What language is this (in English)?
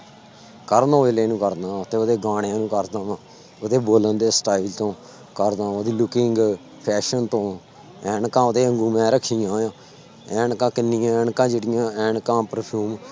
Punjabi